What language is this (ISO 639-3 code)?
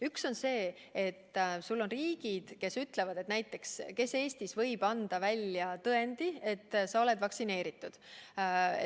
est